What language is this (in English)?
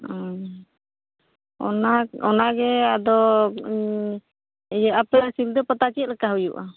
Santali